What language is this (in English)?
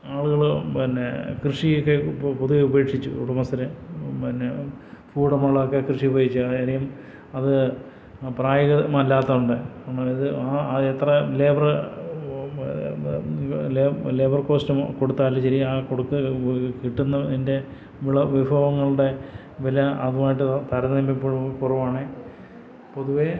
Malayalam